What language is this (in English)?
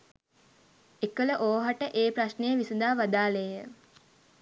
Sinhala